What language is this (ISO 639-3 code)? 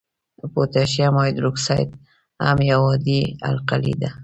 pus